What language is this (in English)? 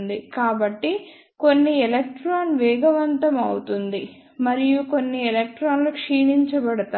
Telugu